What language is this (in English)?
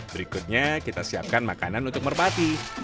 Indonesian